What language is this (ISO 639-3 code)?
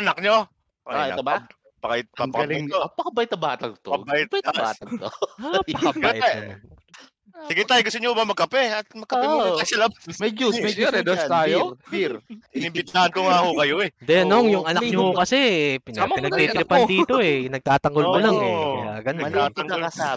fil